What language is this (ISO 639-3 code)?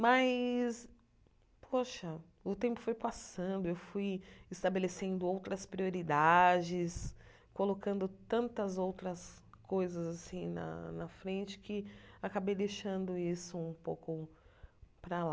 por